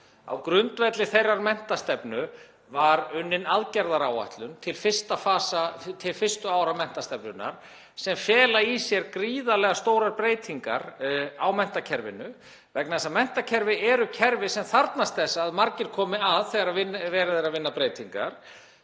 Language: Icelandic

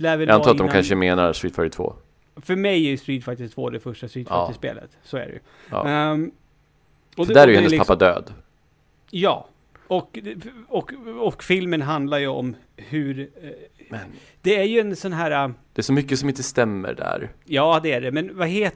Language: Swedish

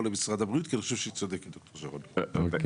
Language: Hebrew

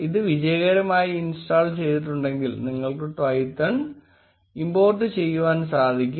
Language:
Malayalam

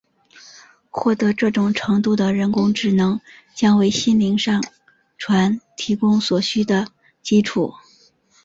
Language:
Chinese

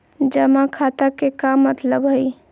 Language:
Magahi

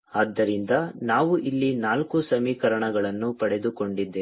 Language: Kannada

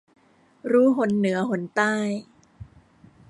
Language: Thai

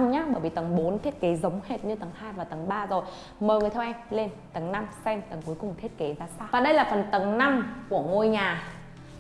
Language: Vietnamese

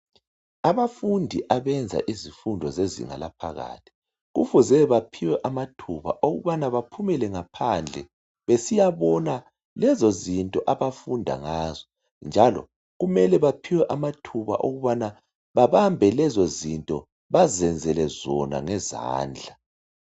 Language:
North Ndebele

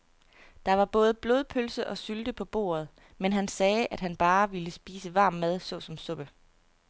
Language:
Danish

